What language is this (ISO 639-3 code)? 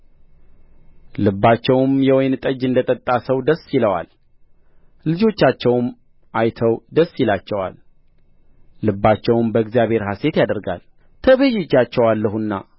amh